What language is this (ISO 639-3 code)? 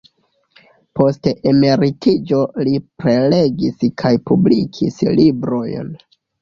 epo